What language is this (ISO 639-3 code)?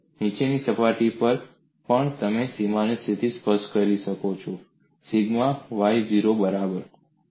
guj